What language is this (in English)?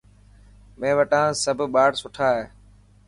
Dhatki